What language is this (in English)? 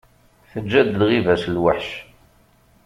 Kabyle